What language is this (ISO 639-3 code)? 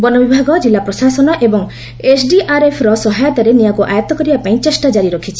ori